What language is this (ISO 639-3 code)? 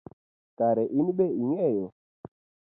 luo